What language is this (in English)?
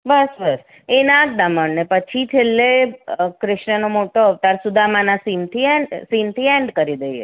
Gujarati